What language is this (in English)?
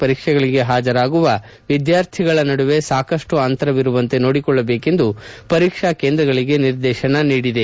Kannada